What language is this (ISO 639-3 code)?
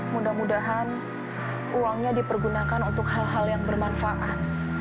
ind